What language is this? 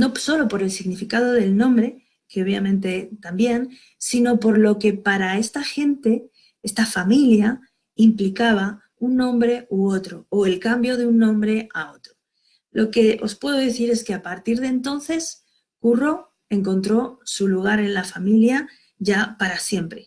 Spanish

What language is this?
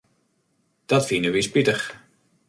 Western Frisian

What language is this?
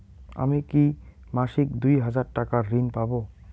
Bangla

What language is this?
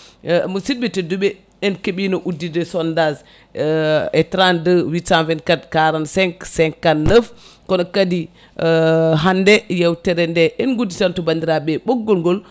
Fula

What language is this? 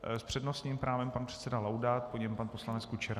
Czech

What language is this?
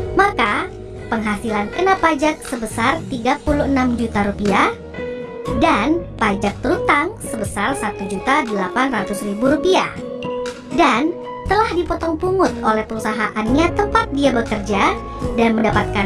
Indonesian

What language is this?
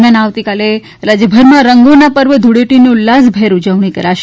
Gujarati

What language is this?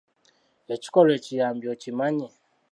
Ganda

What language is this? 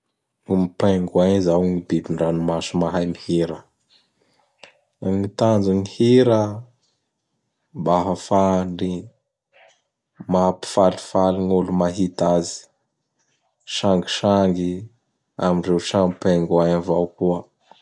Bara Malagasy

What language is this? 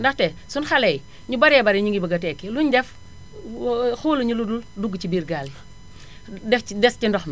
Wolof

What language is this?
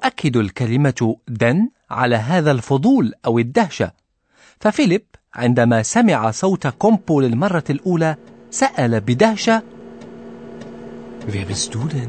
Arabic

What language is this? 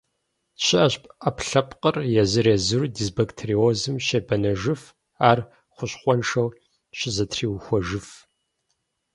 Kabardian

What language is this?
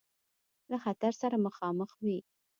Pashto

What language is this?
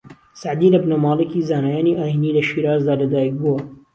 Central Kurdish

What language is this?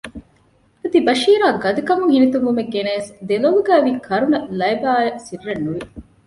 Divehi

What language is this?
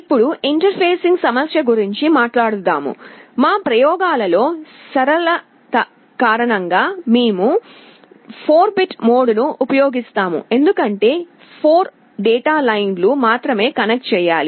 Telugu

